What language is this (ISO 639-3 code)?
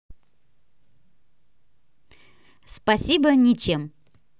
rus